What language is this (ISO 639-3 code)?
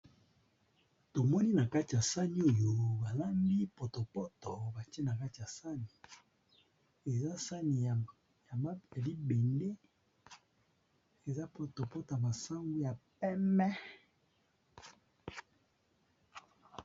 lin